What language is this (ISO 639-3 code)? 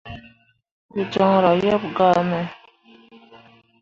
mua